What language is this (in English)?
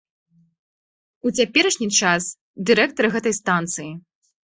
Belarusian